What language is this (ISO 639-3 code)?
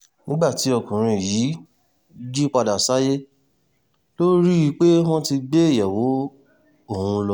yor